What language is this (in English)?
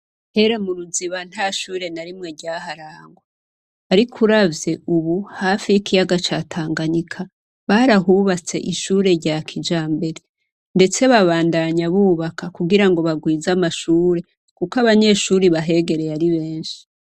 Rundi